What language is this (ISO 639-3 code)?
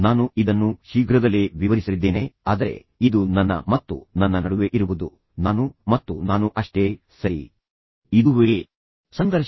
kan